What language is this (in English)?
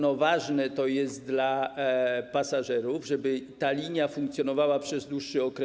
Polish